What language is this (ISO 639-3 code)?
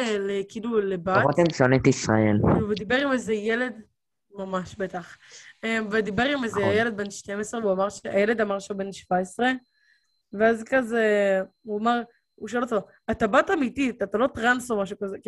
heb